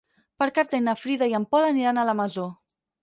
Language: Catalan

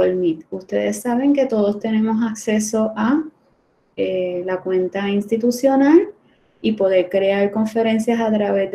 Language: Spanish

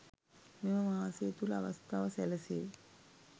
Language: Sinhala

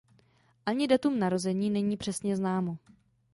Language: Czech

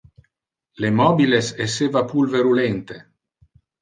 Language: Interlingua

